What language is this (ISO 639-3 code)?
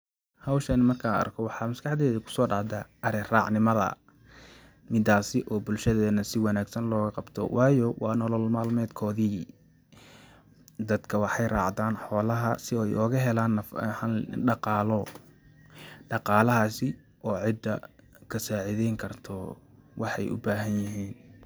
som